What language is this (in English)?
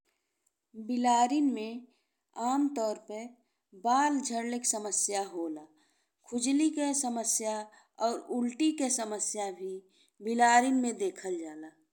Bhojpuri